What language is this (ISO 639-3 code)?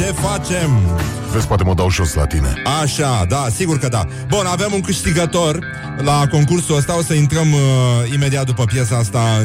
ron